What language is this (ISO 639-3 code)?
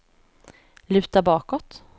swe